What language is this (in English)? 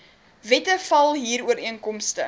Afrikaans